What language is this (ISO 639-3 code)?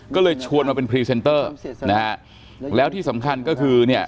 tha